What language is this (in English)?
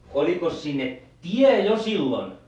Finnish